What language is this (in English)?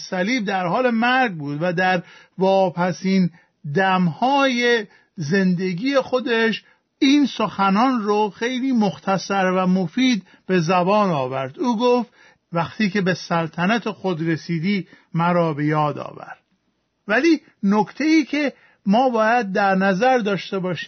Persian